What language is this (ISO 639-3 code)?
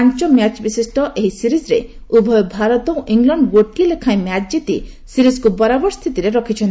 ori